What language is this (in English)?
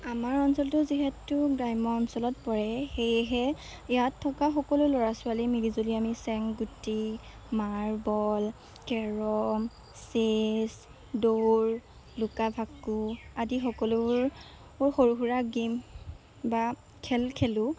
Assamese